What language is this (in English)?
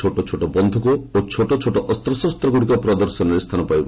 Odia